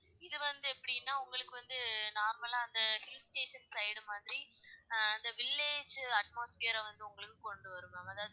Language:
Tamil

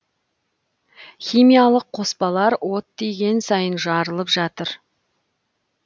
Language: Kazakh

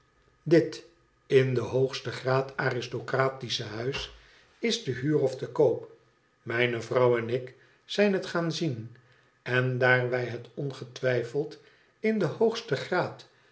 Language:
Dutch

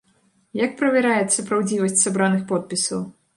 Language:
Belarusian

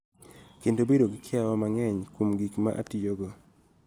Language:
Luo (Kenya and Tanzania)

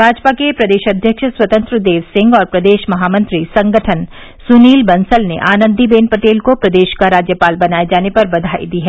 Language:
Hindi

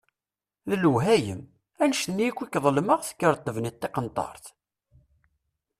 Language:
Kabyle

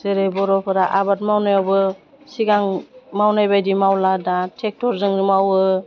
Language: Bodo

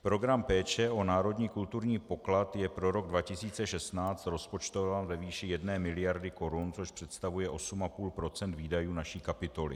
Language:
Czech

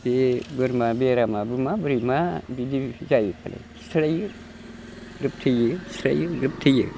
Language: Bodo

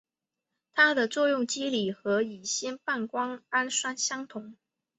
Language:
Chinese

